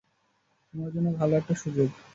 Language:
Bangla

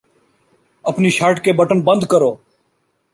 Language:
Urdu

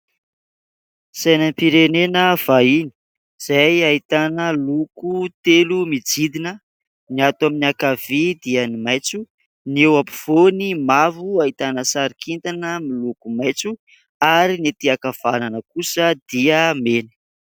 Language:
Malagasy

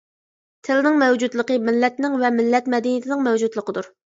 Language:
Uyghur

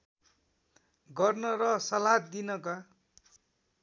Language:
Nepali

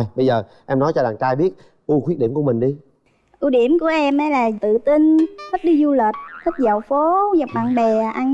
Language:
Vietnamese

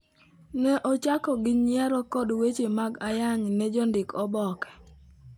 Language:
Luo (Kenya and Tanzania)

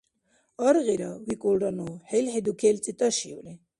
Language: Dargwa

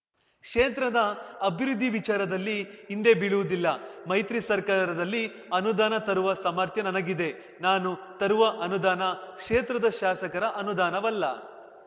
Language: Kannada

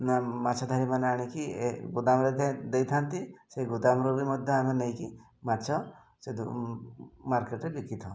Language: Odia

